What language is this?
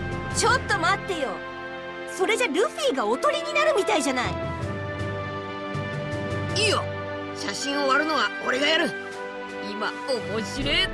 Japanese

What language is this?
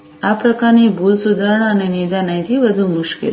Gujarati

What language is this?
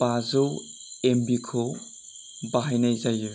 Bodo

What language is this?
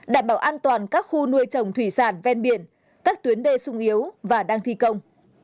Vietnamese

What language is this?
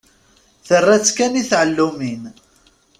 Kabyle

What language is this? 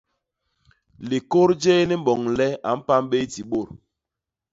Basaa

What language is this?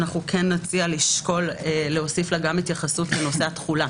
Hebrew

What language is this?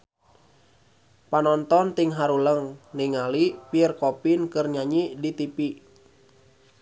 Sundanese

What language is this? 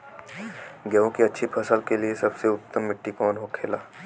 Bhojpuri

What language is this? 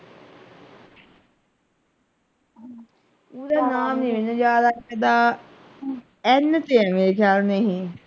Punjabi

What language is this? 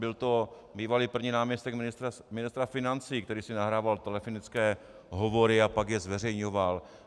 Czech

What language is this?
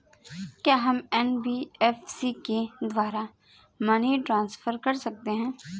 Hindi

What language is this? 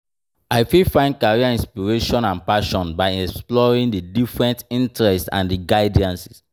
Nigerian Pidgin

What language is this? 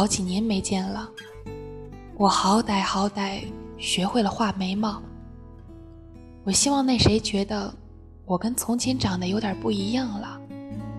Chinese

